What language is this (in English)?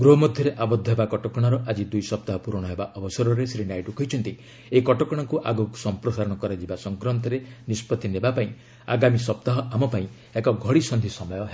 Odia